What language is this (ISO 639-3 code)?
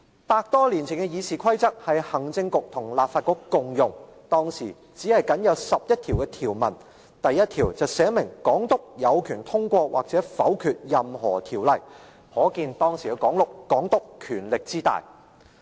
yue